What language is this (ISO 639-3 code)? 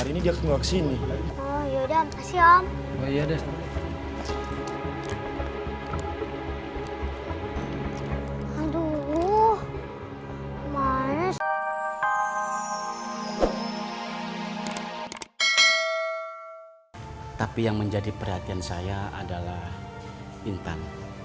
ind